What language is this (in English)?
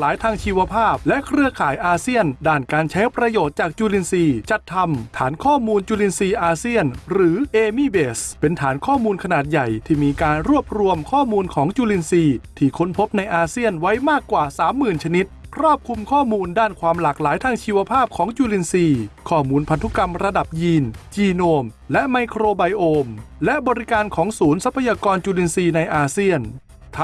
Thai